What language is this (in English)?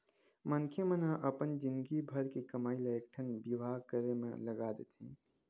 Chhattisgarhi